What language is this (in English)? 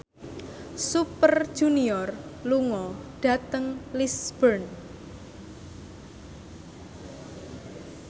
Javanese